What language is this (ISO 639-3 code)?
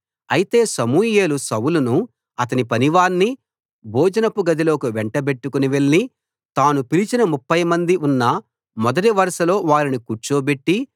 tel